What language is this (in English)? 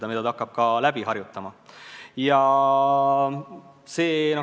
Estonian